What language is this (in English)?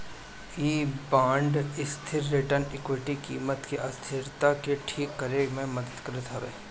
Bhojpuri